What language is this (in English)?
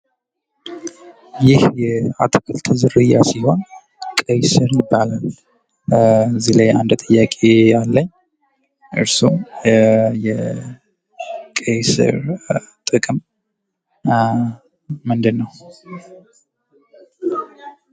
Amharic